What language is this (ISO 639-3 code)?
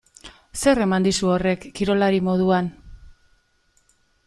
eus